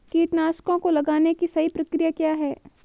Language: Hindi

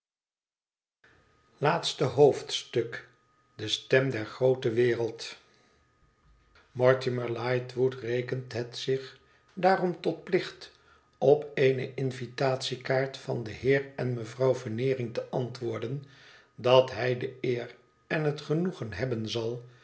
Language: Dutch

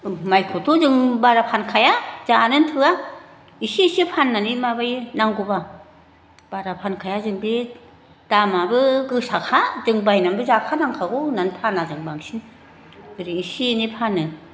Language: Bodo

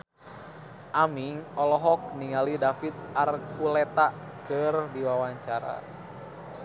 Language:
Sundanese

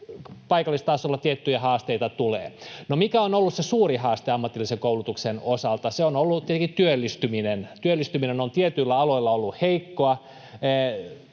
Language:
Finnish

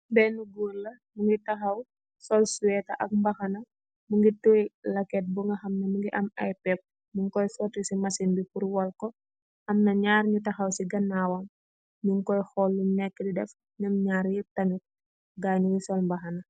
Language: Wolof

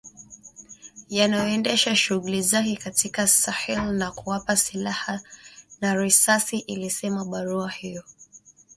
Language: Swahili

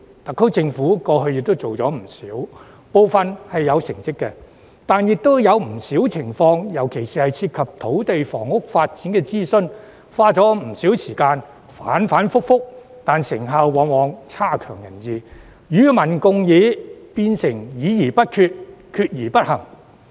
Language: Cantonese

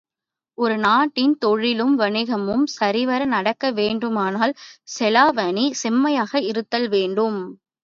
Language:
Tamil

